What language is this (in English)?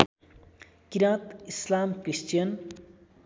Nepali